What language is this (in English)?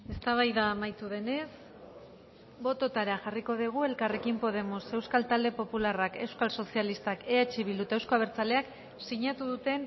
Basque